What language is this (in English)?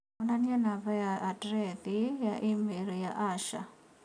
Kikuyu